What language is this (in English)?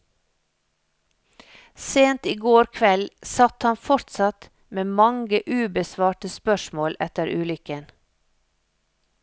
Norwegian